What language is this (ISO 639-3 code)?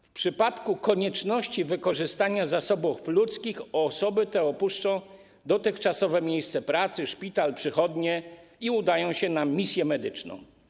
pol